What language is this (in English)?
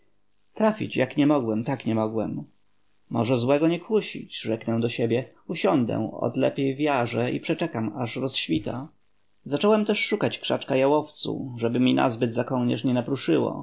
Polish